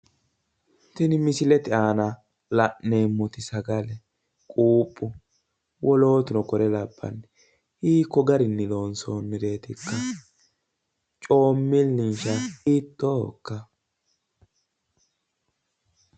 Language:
Sidamo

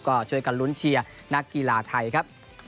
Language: Thai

